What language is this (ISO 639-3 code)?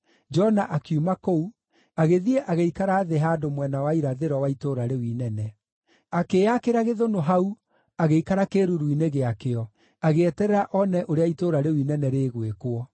kik